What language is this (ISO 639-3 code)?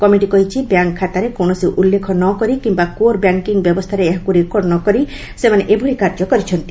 ori